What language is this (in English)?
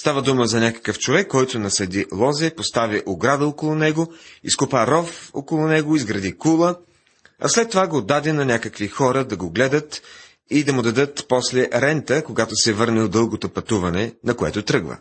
Bulgarian